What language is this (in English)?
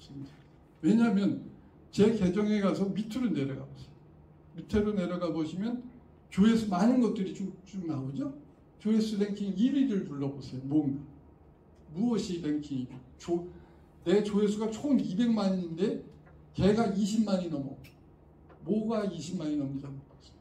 Korean